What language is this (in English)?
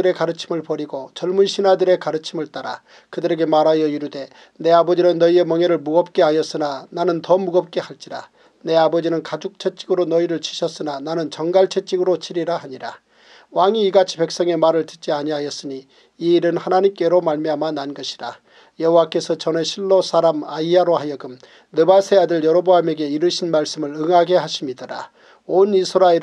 Korean